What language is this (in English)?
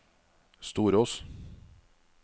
Norwegian